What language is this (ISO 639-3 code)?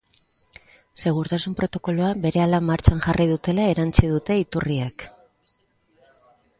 eus